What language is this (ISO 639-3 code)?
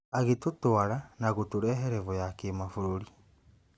kik